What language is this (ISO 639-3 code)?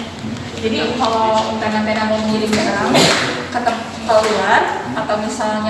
ind